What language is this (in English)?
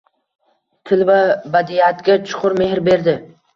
Uzbek